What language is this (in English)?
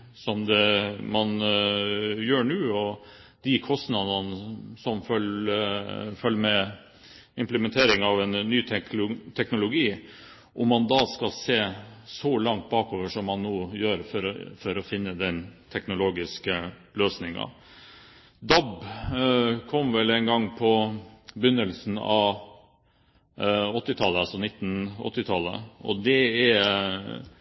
Norwegian Bokmål